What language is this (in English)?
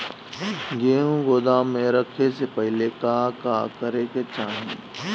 Bhojpuri